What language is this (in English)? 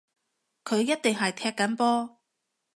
Cantonese